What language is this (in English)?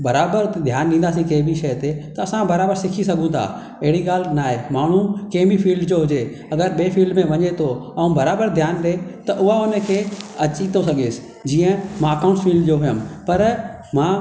Sindhi